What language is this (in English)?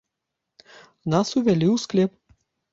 Belarusian